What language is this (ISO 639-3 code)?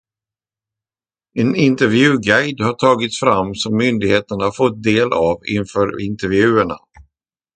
swe